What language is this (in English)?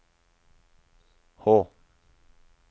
Norwegian